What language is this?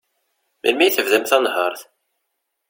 Kabyle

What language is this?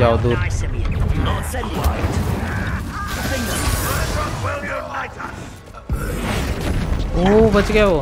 English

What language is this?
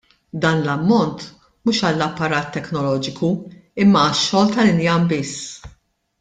Maltese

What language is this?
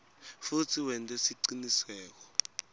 Swati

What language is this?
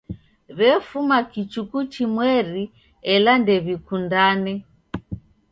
Taita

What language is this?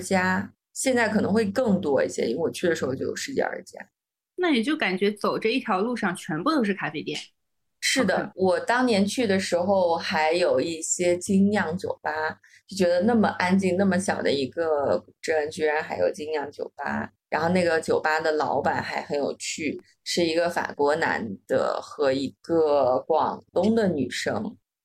Chinese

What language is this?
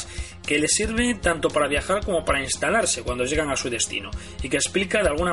Spanish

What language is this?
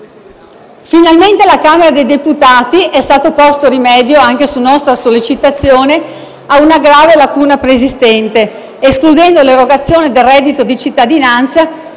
Italian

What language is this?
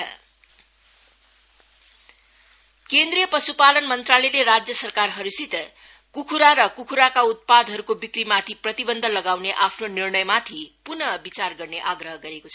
Nepali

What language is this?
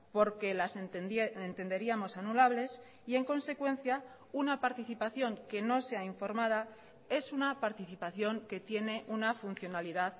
Spanish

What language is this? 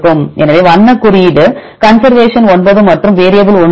Tamil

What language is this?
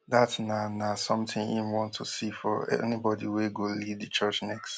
Nigerian Pidgin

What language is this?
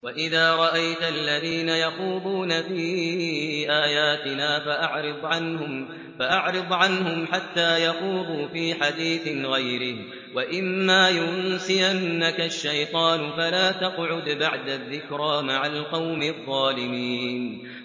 Arabic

